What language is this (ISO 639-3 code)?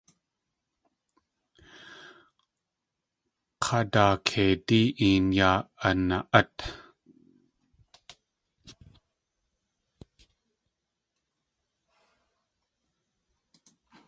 tli